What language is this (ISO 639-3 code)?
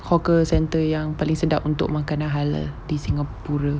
eng